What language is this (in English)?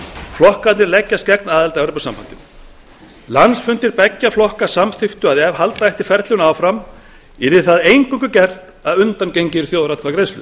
Icelandic